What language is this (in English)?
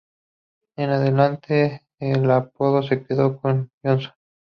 Spanish